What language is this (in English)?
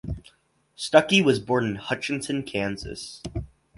English